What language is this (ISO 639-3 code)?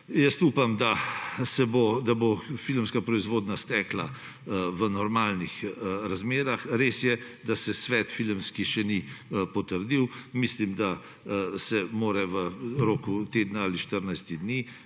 slv